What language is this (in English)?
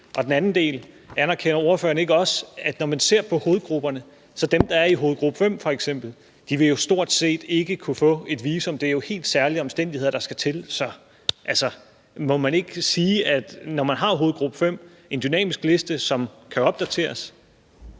Danish